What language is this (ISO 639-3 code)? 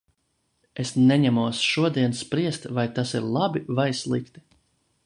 lav